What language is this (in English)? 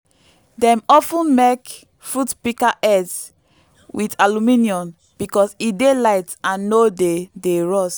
Nigerian Pidgin